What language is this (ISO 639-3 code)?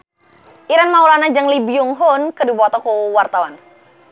sun